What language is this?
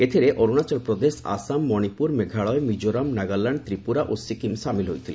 Odia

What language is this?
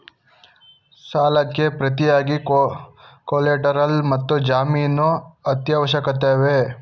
Kannada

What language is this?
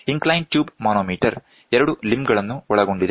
Kannada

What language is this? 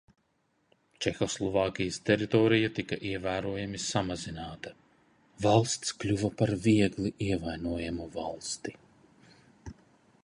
Latvian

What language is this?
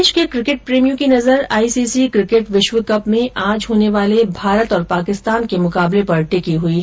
Hindi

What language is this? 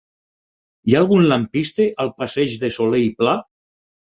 Catalan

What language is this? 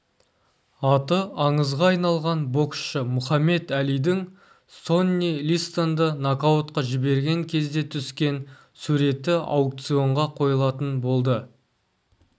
Kazakh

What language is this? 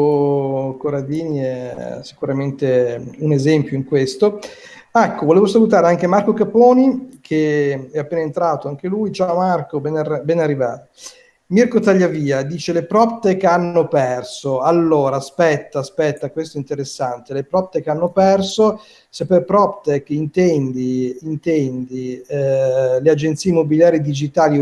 Italian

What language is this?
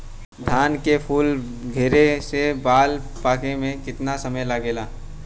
Bhojpuri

